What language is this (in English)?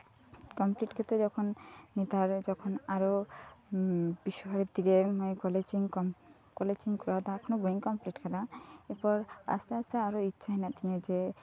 Santali